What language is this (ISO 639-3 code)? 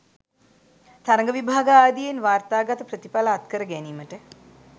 sin